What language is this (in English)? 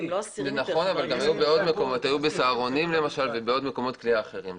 Hebrew